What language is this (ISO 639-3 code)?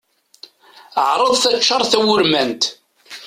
kab